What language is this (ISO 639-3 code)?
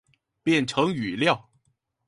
zho